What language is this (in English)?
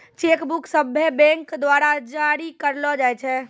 Maithili